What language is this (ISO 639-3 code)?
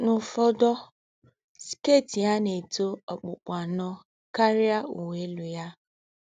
ibo